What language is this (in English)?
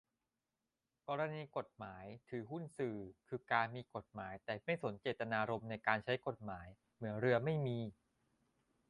Thai